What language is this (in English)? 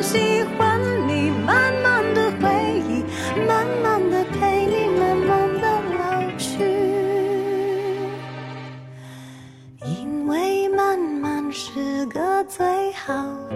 Chinese